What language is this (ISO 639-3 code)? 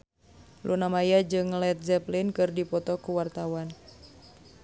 sun